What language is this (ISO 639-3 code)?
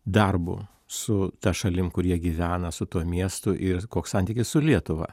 lit